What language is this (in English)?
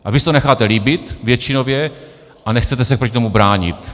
Czech